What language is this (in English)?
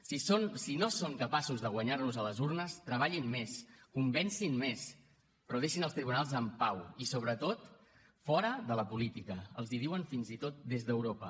Catalan